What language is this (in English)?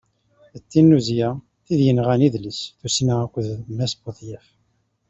Kabyle